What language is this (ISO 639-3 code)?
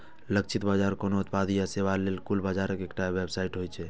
mai